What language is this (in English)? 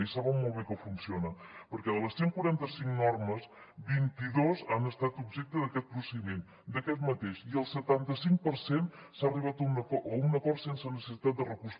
Catalan